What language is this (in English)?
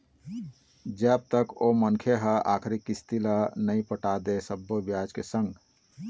Chhattisgarhi